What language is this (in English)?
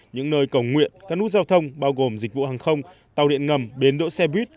Vietnamese